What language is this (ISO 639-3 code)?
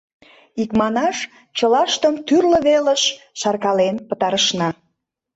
chm